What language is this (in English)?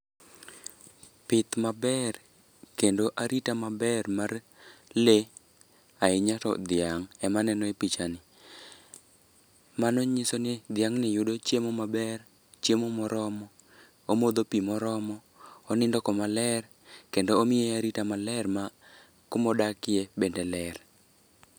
Luo (Kenya and Tanzania)